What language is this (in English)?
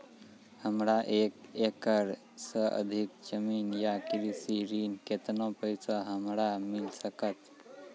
Maithili